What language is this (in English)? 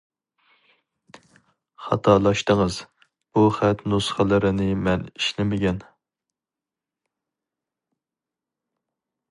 Uyghur